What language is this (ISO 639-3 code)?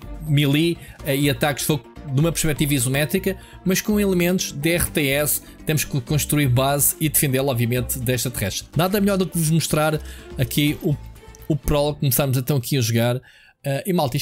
por